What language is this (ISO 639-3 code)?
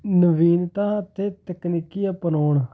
pan